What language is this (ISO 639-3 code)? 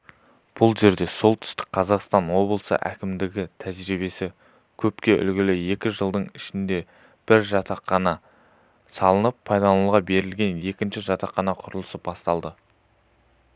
kaz